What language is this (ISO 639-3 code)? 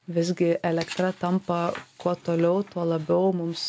lit